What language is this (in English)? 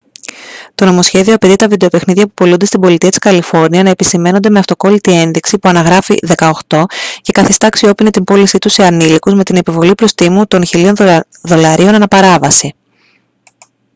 Greek